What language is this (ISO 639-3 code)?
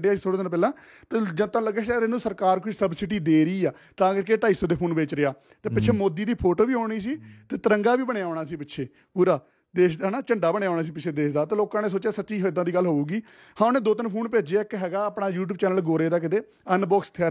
pan